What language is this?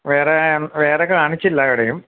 Malayalam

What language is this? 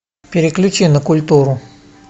Russian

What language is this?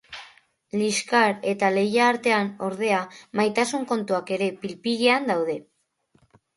Basque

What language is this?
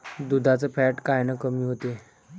Marathi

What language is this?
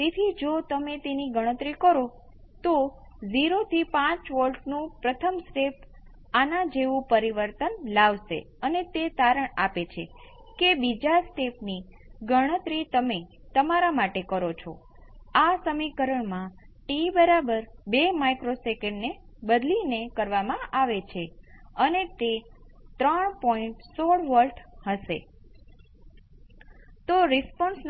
Gujarati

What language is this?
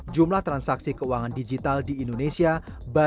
Indonesian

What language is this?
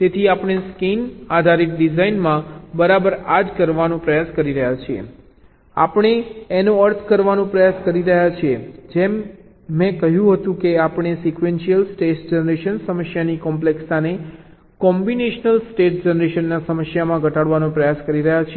Gujarati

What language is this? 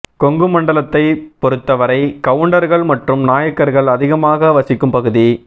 Tamil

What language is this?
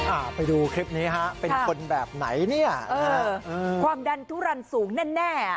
Thai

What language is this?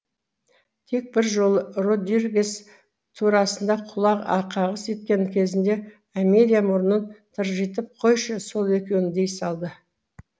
Kazakh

